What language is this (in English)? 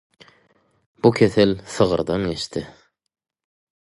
Turkmen